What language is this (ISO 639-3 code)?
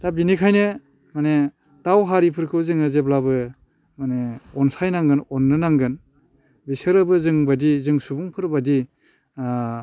brx